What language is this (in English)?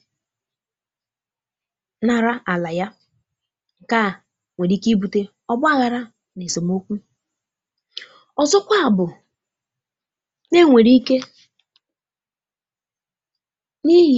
Igbo